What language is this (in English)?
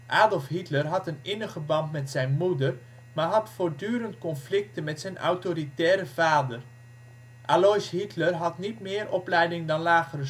Dutch